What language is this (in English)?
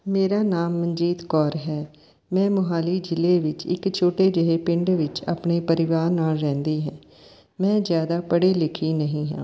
Punjabi